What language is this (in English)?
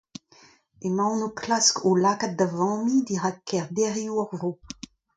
Breton